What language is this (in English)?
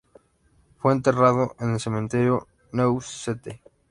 Spanish